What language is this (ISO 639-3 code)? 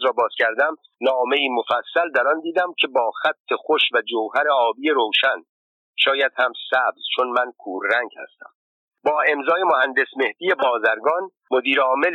fas